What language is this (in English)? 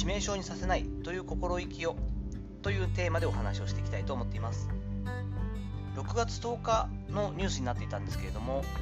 Japanese